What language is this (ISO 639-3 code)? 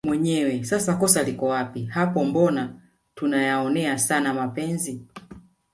swa